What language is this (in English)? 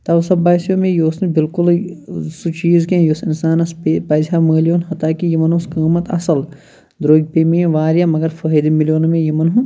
Kashmiri